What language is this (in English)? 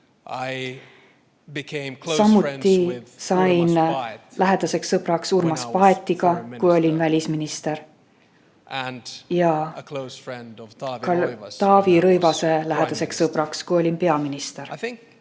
Estonian